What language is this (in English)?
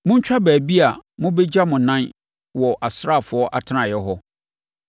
Akan